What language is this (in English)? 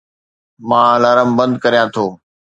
Sindhi